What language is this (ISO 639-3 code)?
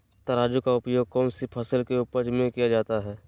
mag